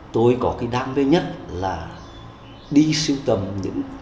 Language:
Vietnamese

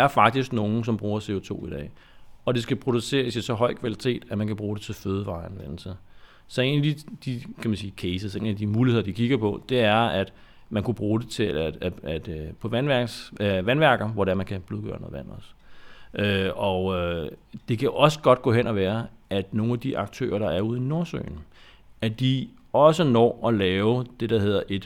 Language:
Danish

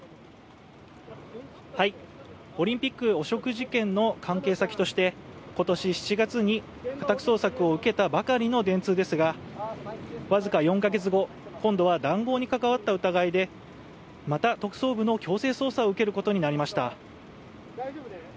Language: Japanese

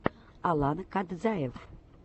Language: Russian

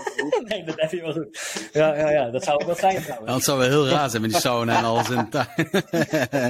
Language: Dutch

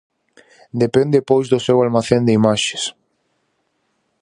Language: Galician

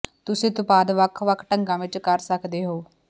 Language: Punjabi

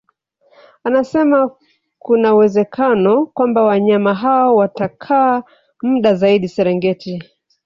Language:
Swahili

